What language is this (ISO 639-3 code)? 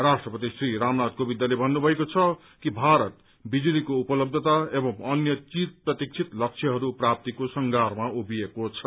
nep